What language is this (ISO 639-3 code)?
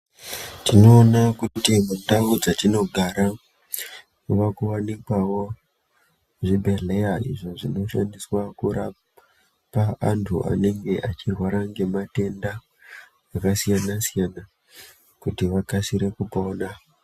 ndc